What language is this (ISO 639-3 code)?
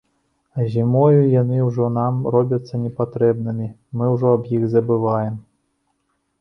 bel